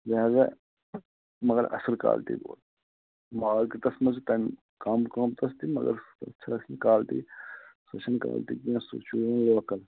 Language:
Kashmiri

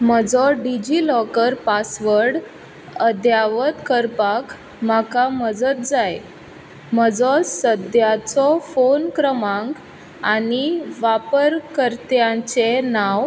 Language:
Konkani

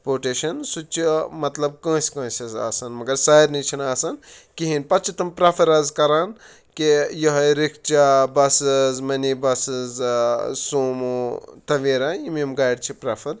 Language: Kashmiri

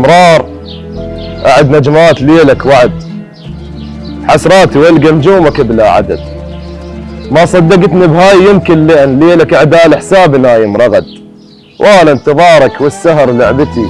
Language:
Arabic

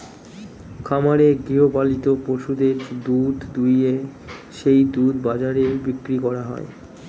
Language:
Bangla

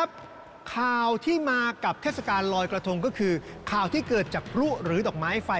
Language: Thai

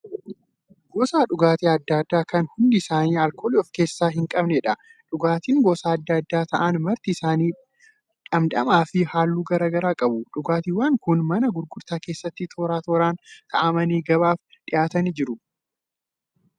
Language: Oromo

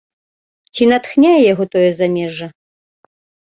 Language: Belarusian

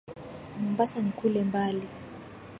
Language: Swahili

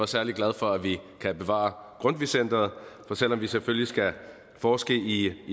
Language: Danish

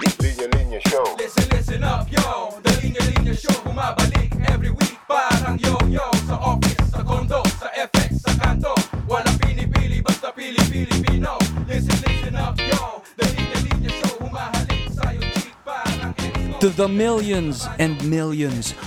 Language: Filipino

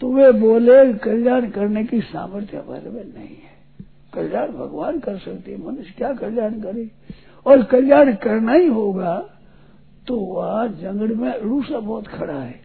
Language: Hindi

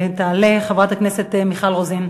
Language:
Hebrew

